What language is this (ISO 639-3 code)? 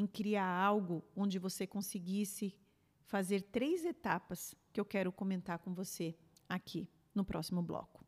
por